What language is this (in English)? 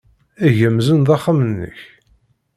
Kabyle